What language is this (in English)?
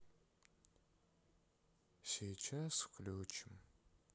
Russian